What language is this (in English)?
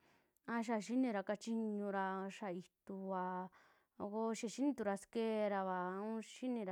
Western Juxtlahuaca Mixtec